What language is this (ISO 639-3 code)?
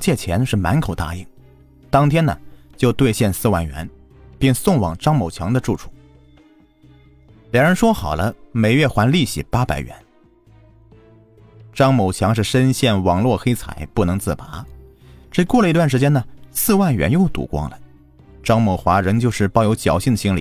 zho